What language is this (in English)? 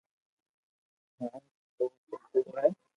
Loarki